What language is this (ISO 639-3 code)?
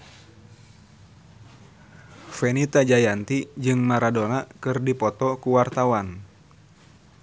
sun